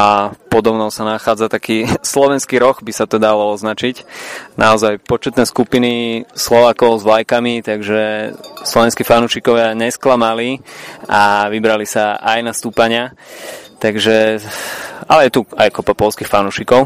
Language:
Slovak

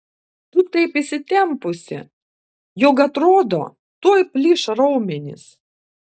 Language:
Lithuanian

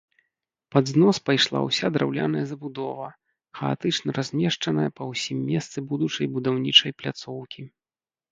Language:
Belarusian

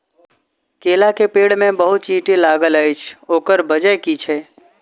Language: Maithili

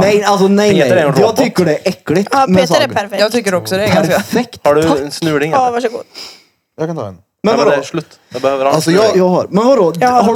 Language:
Swedish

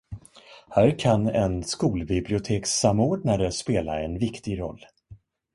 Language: Swedish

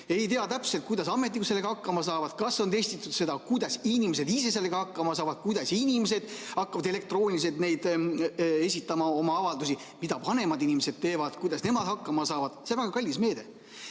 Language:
Estonian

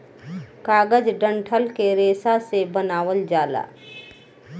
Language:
Bhojpuri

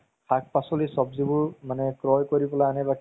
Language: Assamese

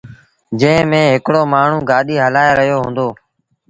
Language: Sindhi Bhil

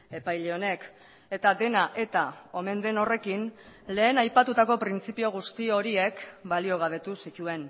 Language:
Basque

